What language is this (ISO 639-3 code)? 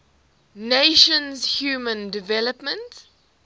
eng